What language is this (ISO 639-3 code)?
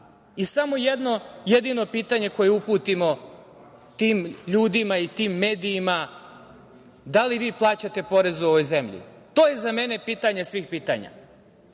srp